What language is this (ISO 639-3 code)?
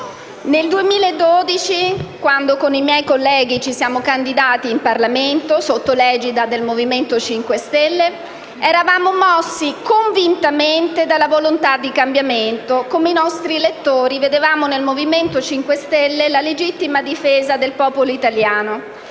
ita